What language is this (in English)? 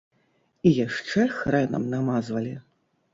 Belarusian